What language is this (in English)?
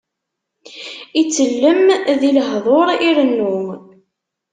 Kabyle